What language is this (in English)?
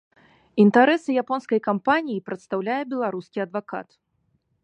Belarusian